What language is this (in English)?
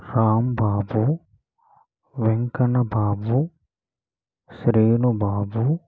Telugu